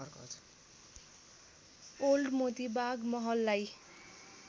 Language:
Nepali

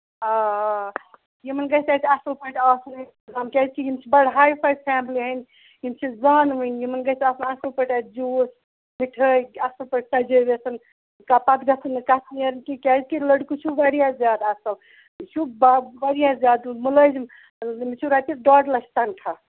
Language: Kashmiri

